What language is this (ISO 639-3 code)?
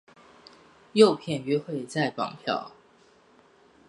zho